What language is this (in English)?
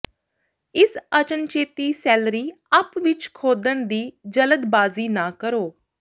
Punjabi